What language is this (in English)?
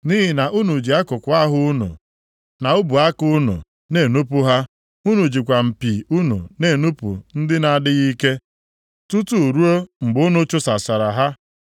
Igbo